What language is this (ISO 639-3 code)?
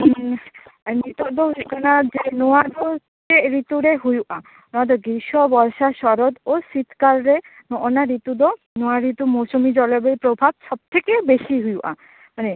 sat